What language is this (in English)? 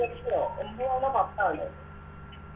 Malayalam